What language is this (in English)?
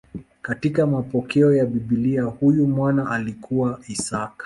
Swahili